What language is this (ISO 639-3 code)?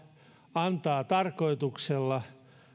fin